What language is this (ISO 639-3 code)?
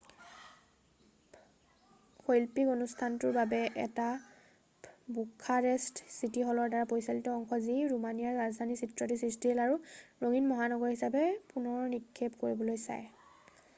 asm